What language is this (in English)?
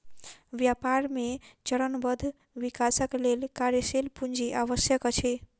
Maithili